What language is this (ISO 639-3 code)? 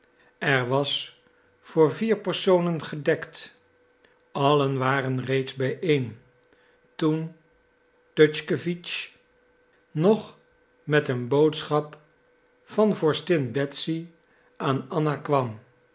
nld